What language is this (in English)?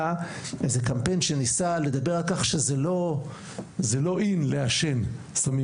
Hebrew